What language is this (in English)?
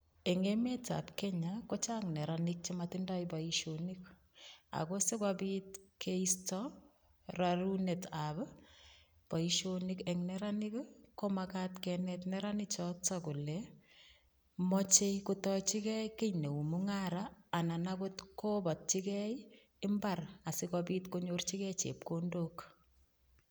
Kalenjin